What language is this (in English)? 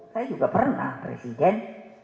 Indonesian